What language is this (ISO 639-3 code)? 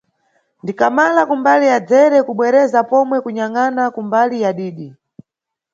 nyu